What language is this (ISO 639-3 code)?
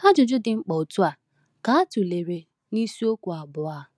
ibo